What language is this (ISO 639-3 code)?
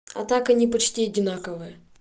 rus